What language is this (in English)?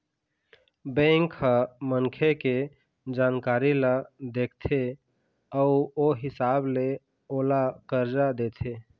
Chhattisgarhi